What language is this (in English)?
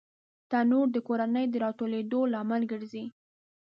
Pashto